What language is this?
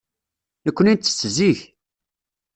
Kabyle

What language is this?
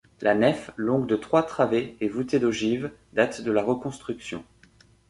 French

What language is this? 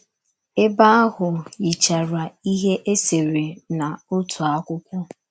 Igbo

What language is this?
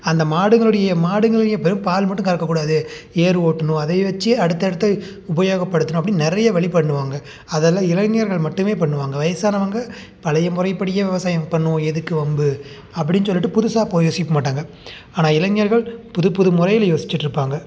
Tamil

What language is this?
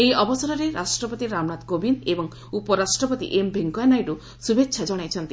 Odia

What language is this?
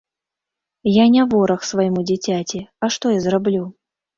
Belarusian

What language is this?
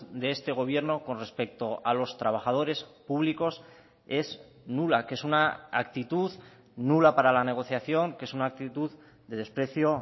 Spanish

